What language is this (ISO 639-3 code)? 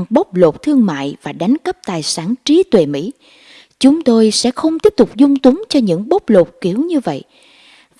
vie